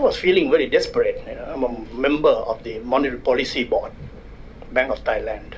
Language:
English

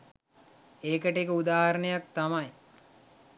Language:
Sinhala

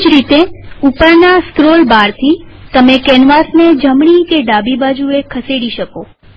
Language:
Gujarati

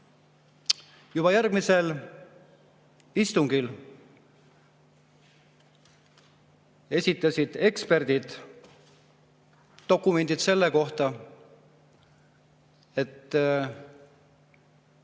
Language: Estonian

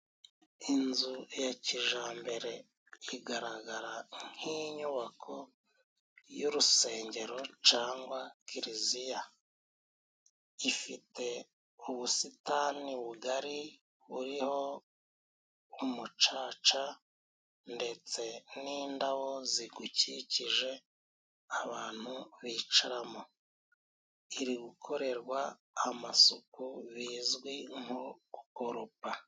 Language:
Kinyarwanda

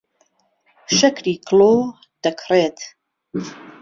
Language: Central Kurdish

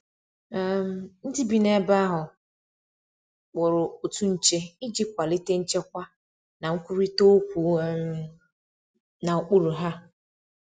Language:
Igbo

